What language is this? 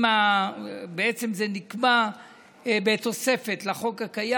Hebrew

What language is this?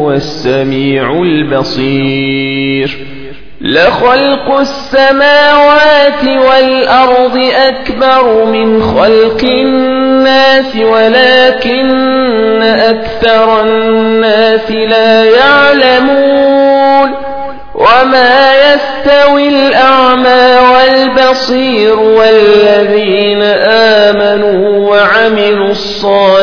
Arabic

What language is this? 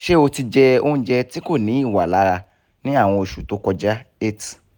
Yoruba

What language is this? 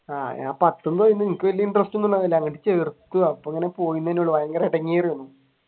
Malayalam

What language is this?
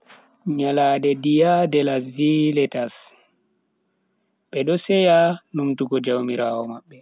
Bagirmi Fulfulde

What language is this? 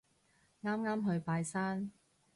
Cantonese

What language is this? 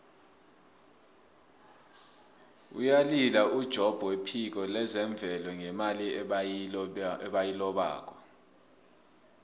South Ndebele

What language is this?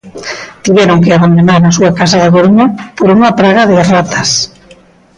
Galician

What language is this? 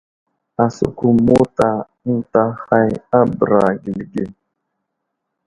Wuzlam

